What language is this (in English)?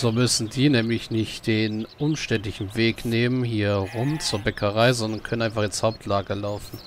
German